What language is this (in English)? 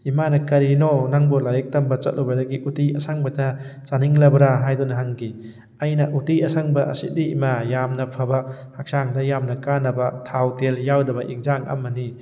Manipuri